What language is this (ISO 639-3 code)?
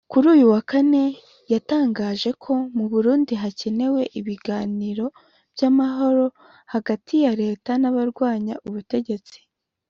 kin